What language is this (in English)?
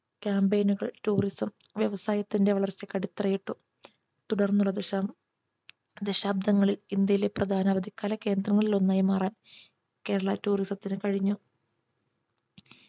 Malayalam